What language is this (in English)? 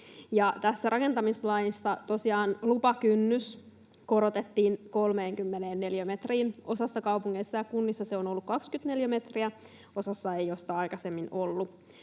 Finnish